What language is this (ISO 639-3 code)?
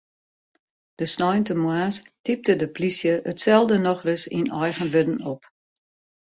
fry